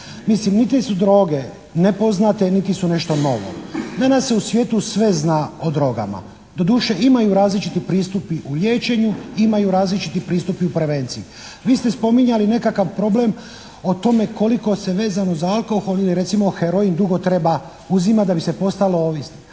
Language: Croatian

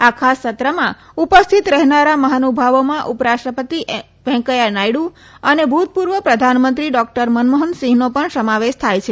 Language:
Gujarati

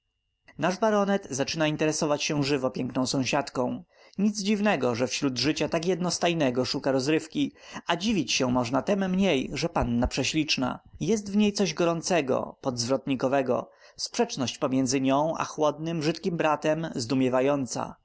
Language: Polish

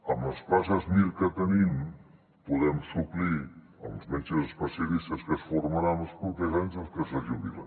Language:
Catalan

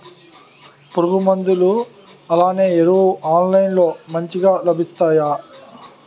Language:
Telugu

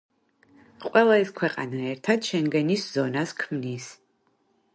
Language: Georgian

